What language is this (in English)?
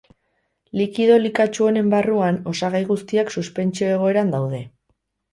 Basque